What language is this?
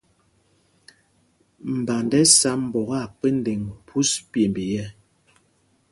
Mpumpong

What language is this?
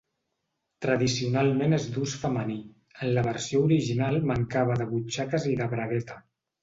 Catalan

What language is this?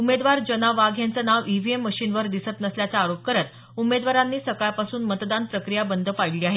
Marathi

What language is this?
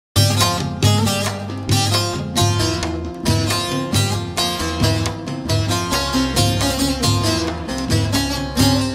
Turkish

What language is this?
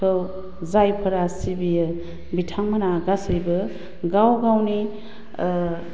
Bodo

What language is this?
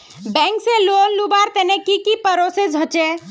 Magahi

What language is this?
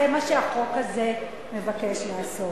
Hebrew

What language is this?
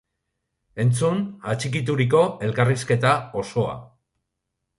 Basque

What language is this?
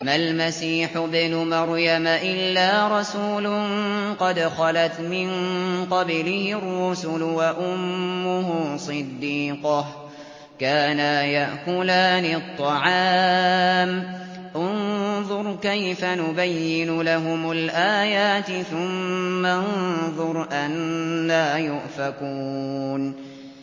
Arabic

